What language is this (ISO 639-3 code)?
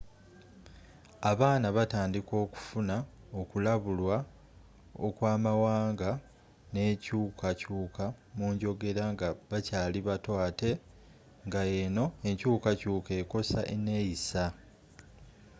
lug